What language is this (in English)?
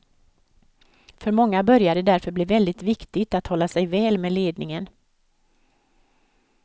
Swedish